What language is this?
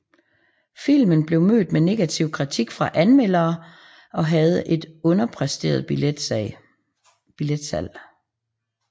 Danish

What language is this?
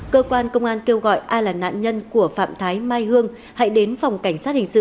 Vietnamese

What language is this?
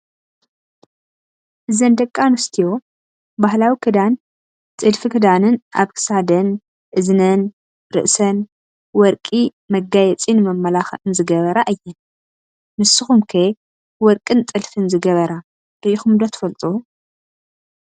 Tigrinya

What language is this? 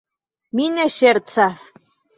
Esperanto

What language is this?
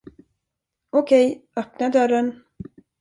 Swedish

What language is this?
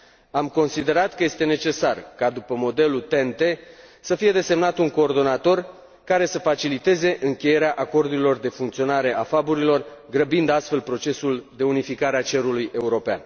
Romanian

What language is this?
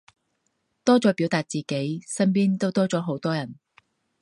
Cantonese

